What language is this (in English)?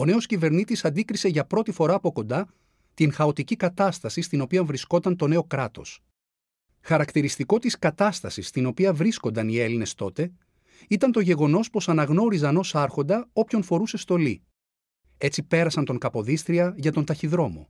Greek